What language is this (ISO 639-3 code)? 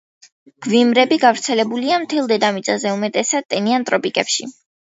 kat